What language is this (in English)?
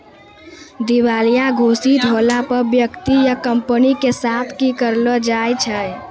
Maithili